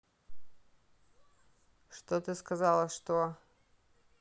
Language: Russian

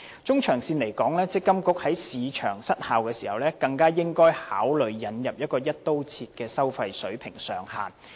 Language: Cantonese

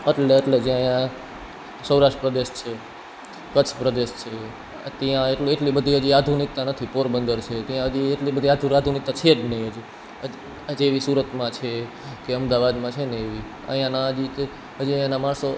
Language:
Gujarati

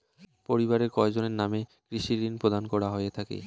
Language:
Bangla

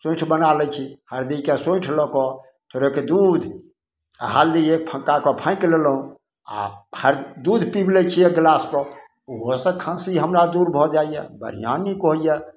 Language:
Maithili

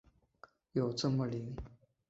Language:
Chinese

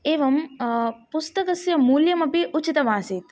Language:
Sanskrit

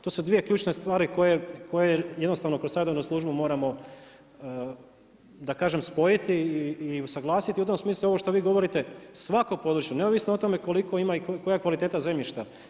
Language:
Croatian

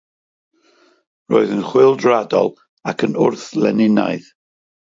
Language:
Welsh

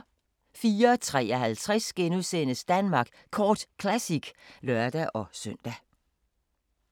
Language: Danish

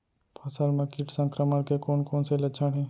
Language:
Chhattisgarhi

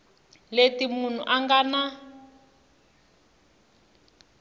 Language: Tsonga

